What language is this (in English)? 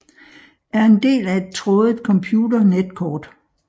Danish